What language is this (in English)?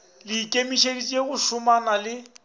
Northern Sotho